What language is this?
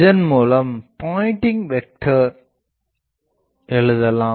Tamil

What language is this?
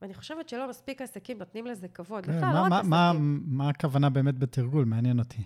Hebrew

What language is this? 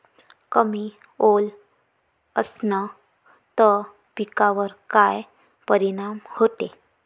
Marathi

